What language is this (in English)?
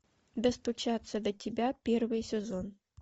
Russian